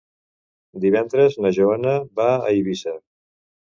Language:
Catalan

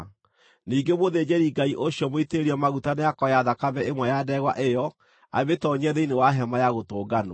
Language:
Kikuyu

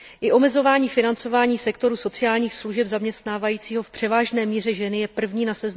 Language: Czech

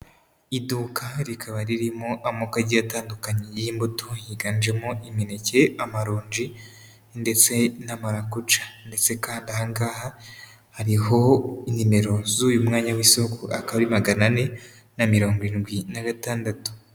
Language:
Kinyarwanda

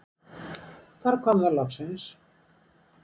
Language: Icelandic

